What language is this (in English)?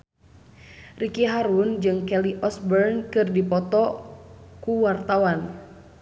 Sundanese